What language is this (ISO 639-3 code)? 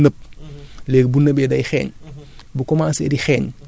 wol